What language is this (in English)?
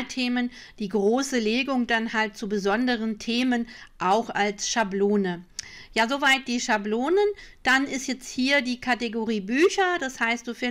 German